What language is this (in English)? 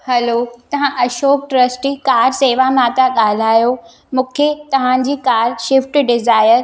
Sindhi